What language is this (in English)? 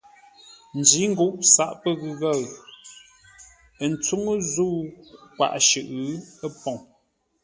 Ngombale